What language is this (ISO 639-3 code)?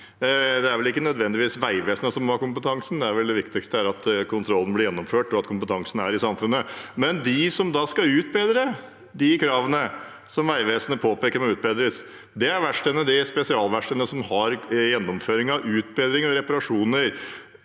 nor